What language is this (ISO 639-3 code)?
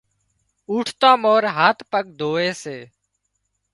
kxp